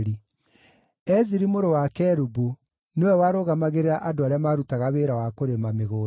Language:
Kikuyu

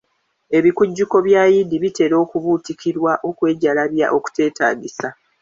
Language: Ganda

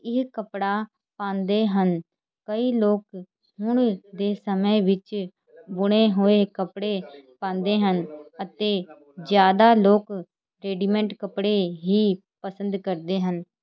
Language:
Punjabi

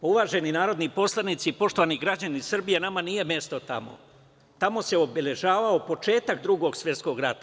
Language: Serbian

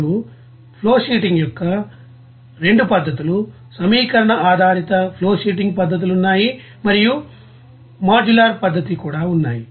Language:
Telugu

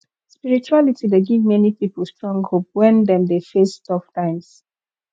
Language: Nigerian Pidgin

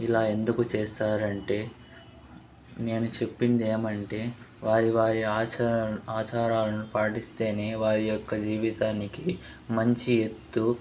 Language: Telugu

